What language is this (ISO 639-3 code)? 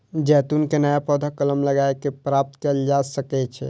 mai